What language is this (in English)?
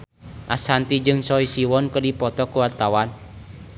Sundanese